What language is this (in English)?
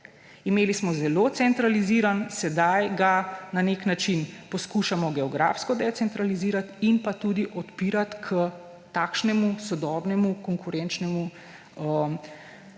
Slovenian